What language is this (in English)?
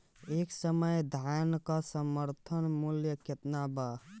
Bhojpuri